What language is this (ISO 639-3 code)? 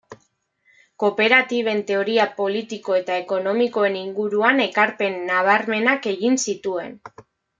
eus